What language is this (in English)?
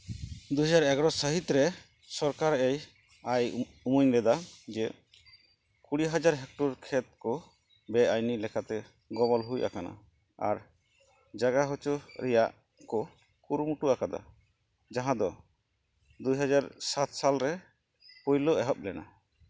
Santali